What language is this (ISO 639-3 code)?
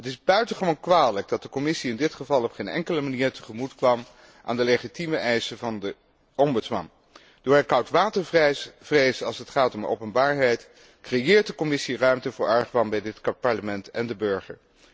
nld